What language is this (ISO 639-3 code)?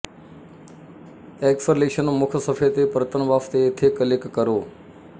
pan